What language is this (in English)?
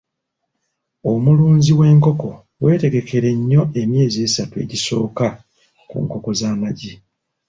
Ganda